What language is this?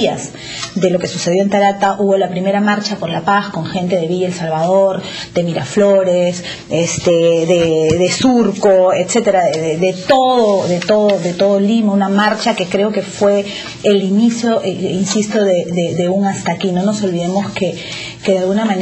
Spanish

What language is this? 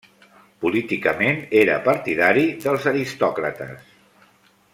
Catalan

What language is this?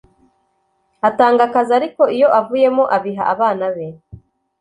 Kinyarwanda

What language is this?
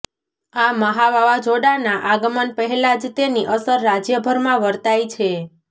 Gujarati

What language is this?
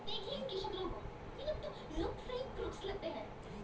Bhojpuri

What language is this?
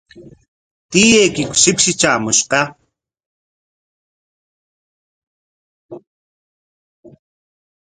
Corongo Ancash Quechua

